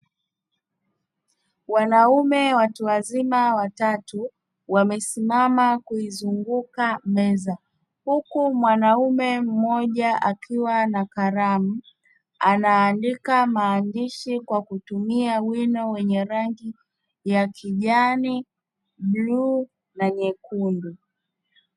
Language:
Swahili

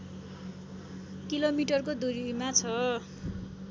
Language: Nepali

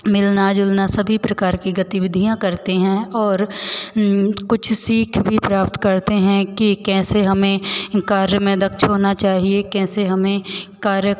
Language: Hindi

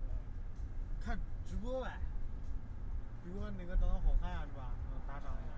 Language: Chinese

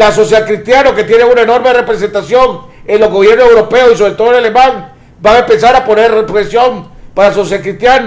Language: Spanish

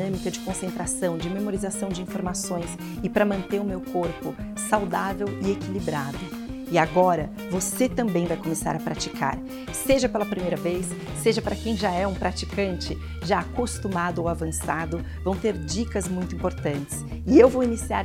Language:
Portuguese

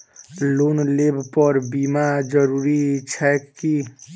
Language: Maithili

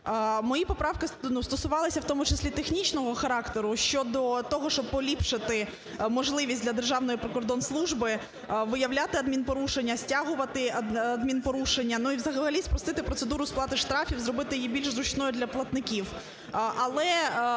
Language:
Ukrainian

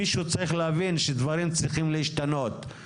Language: Hebrew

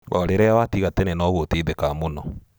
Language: Kikuyu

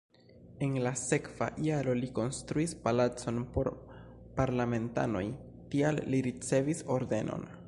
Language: Esperanto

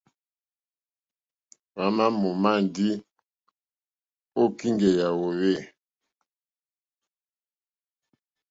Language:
Mokpwe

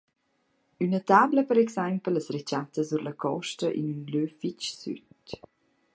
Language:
Romansh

